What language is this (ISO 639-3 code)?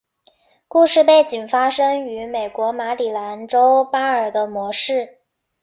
zho